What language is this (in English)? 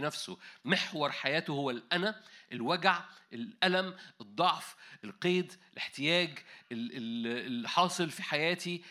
Arabic